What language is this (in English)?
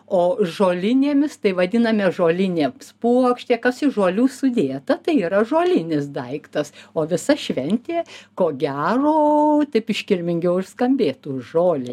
Lithuanian